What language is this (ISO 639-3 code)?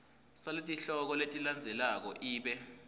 ssw